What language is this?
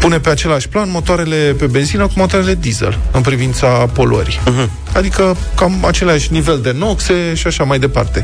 Romanian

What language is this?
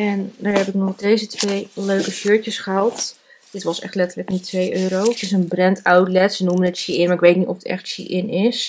Dutch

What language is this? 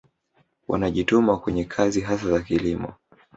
Swahili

